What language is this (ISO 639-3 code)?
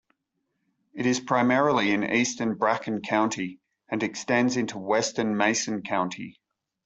eng